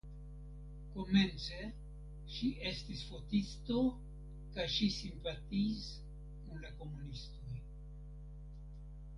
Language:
Esperanto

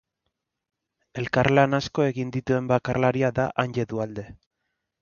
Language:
Basque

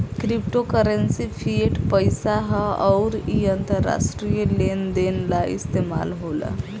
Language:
Bhojpuri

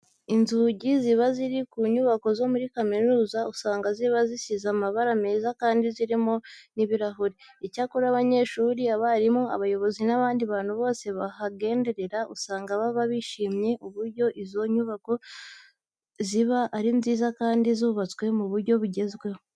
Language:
Kinyarwanda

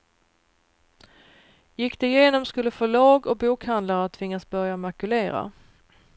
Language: Swedish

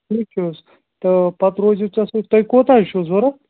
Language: Kashmiri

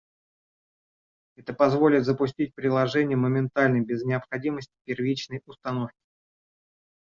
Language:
Russian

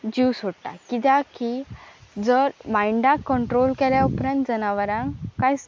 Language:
Konkani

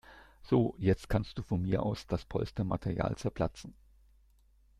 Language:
German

